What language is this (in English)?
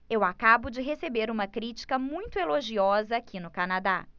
Portuguese